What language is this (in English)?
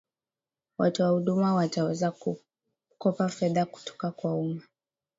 Swahili